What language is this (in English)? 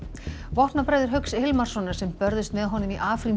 Icelandic